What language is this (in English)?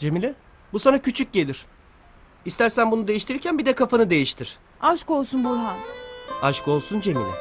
Turkish